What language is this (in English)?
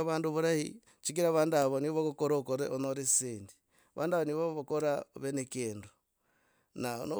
Logooli